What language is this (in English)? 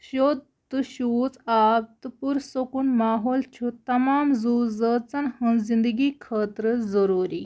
Kashmiri